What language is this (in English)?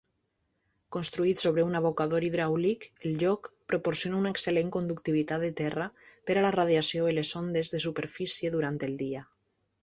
Catalan